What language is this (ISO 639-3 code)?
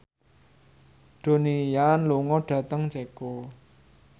jav